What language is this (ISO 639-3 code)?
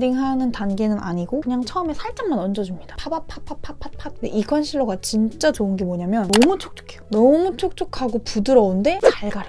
kor